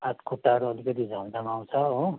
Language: Nepali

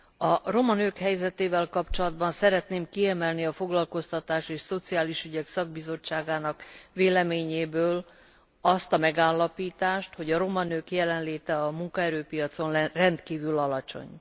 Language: Hungarian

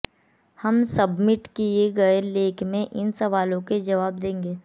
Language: Hindi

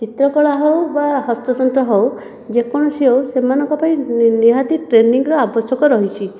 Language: Odia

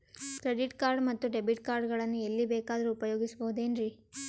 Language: Kannada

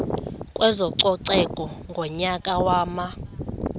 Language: Xhosa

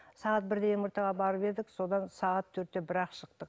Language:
Kazakh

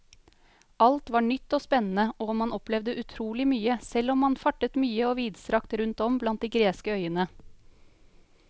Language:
Norwegian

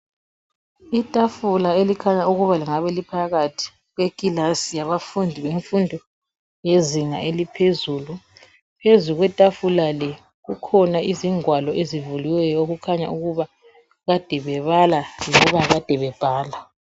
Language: North Ndebele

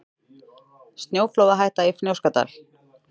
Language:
Icelandic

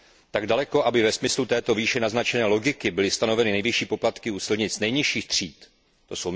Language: Czech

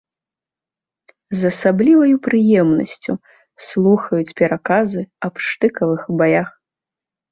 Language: Belarusian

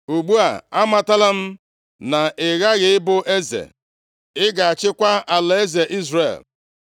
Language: Igbo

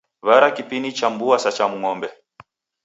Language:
Taita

